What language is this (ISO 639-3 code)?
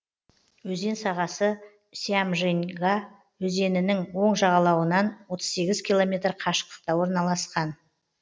kaz